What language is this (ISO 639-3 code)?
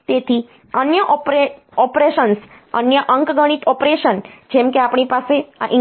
guj